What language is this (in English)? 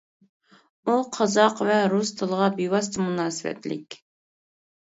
Uyghur